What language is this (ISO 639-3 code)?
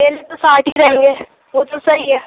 urd